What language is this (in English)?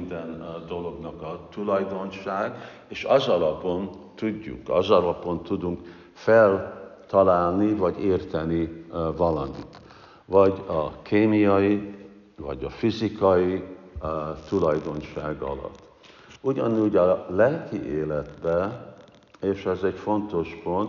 Hungarian